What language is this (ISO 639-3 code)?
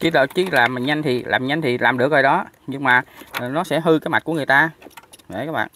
vie